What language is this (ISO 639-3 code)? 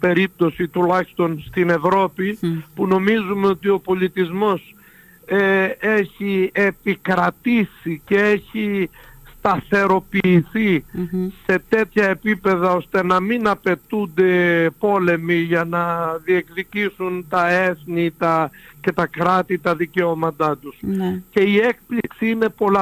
ell